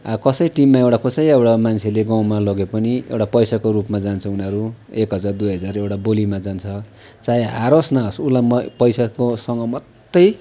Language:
Nepali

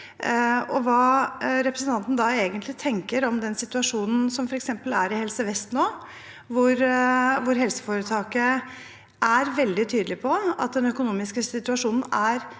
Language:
Norwegian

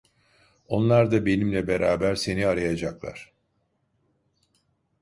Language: Turkish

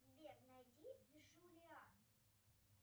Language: Russian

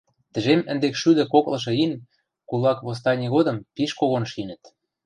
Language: Western Mari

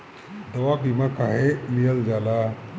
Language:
Bhojpuri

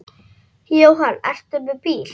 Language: Icelandic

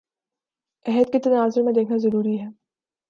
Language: Urdu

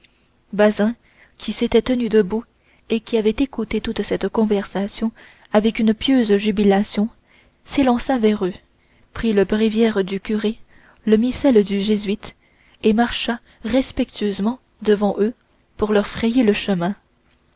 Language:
French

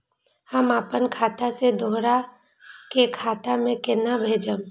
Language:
Maithili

